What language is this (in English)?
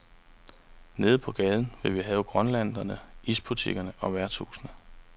Danish